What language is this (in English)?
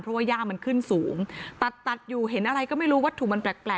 Thai